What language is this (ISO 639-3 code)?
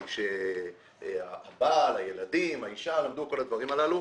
heb